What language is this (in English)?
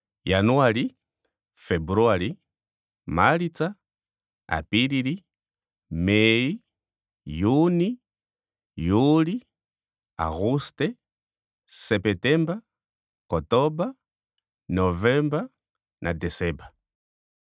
Ndonga